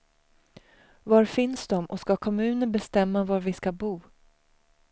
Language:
Swedish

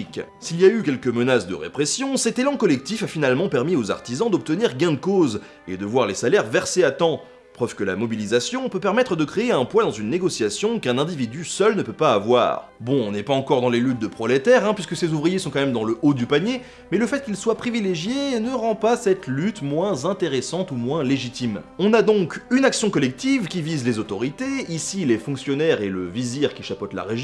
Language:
French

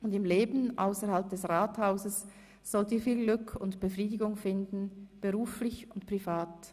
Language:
Swiss German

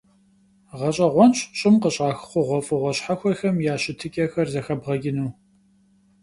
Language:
Kabardian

